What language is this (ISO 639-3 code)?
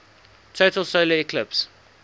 eng